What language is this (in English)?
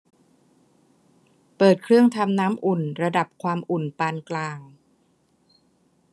Thai